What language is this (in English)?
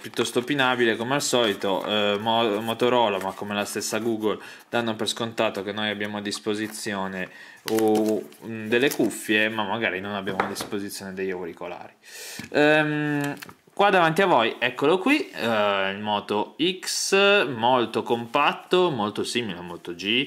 Italian